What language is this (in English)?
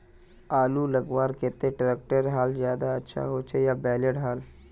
Magahi